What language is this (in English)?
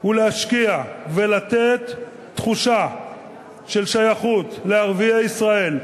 Hebrew